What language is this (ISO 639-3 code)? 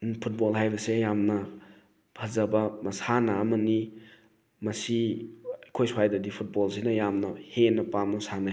mni